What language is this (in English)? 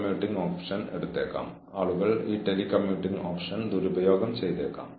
Malayalam